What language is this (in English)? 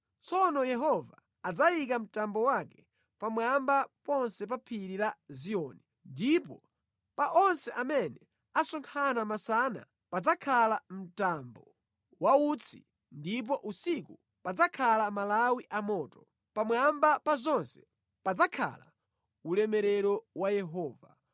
Nyanja